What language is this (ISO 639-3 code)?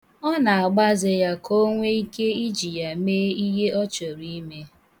ibo